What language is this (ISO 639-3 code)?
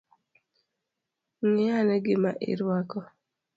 luo